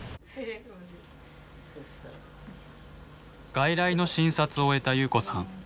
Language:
Japanese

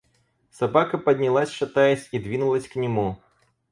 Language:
Russian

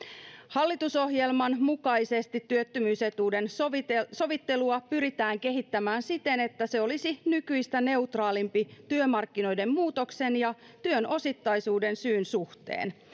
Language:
Finnish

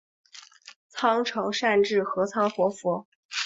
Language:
Chinese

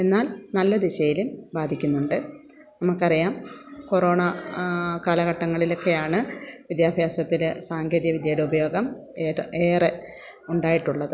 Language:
Malayalam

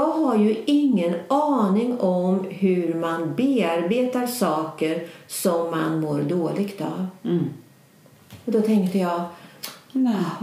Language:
Swedish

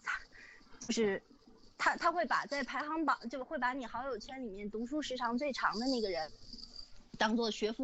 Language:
Chinese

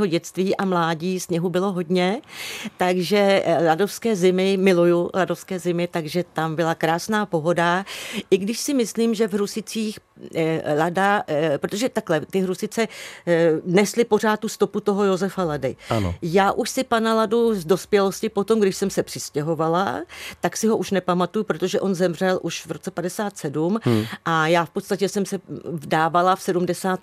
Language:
Czech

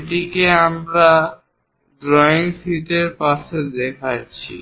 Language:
Bangla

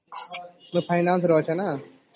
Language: Odia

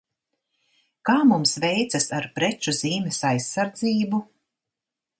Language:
Latvian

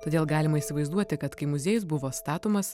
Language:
Lithuanian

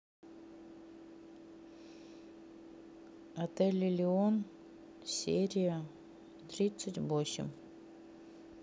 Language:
Russian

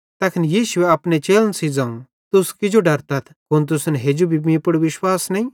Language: Bhadrawahi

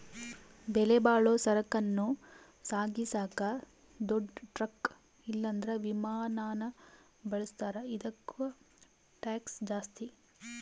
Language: Kannada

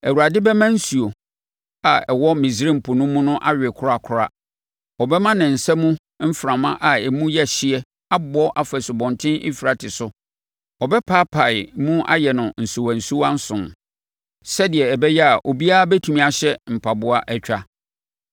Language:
Akan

